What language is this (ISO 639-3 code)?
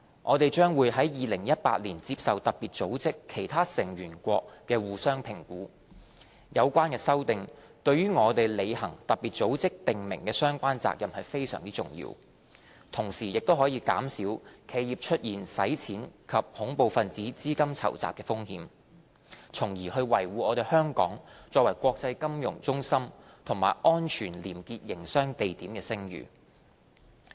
yue